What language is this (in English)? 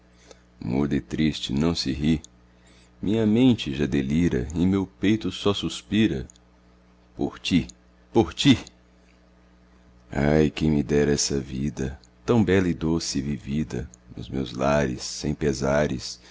Portuguese